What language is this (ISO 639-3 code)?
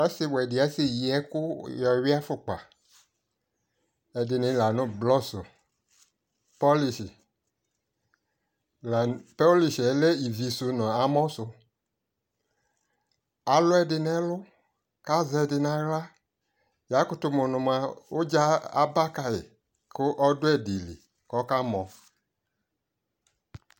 kpo